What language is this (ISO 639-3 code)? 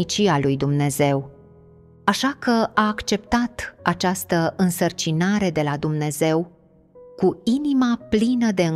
ron